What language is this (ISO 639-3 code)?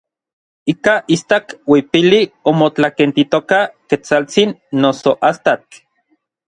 nlv